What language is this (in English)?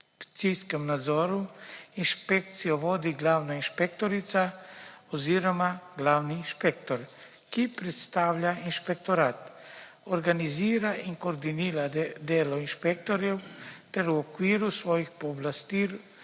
Slovenian